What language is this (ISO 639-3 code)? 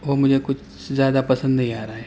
urd